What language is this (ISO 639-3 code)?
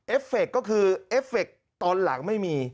tha